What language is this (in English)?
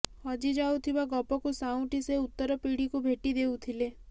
Odia